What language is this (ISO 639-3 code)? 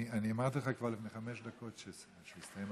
heb